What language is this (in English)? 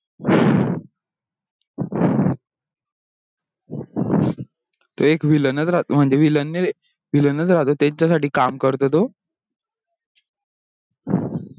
Marathi